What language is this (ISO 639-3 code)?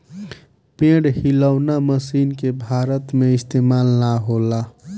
bho